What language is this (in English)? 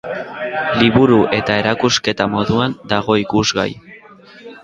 Basque